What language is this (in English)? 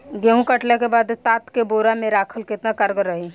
Bhojpuri